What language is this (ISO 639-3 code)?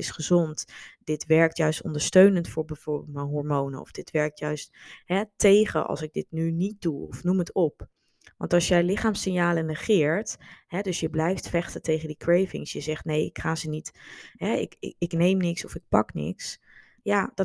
nld